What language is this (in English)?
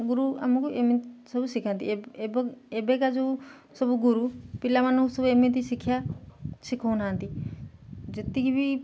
Odia